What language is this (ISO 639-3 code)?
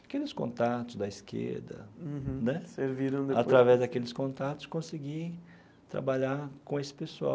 por